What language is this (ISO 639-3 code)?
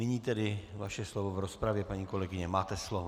ces